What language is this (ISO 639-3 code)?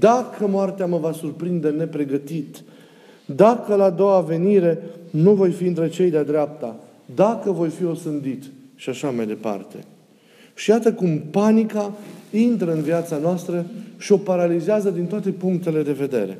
ron